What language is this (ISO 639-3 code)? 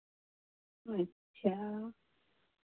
hin